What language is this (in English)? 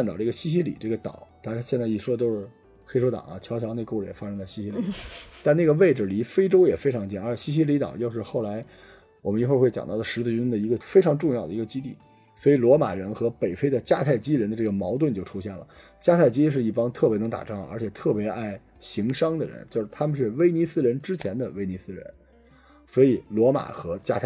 Chinese